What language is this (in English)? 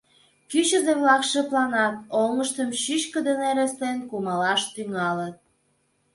Mari